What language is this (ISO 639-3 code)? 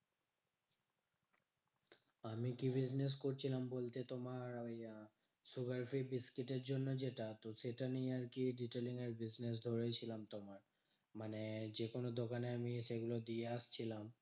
ben